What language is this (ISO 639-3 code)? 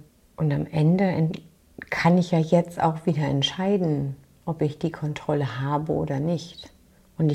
deu